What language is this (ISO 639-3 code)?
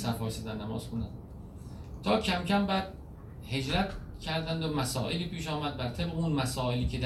fas